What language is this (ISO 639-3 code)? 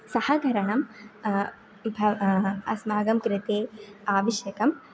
san